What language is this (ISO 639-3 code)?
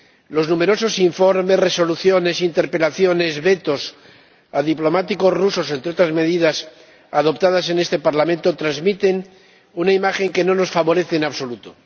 spa